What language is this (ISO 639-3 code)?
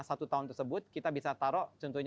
ind